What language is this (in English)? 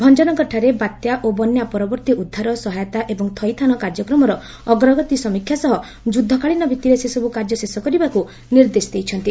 Odia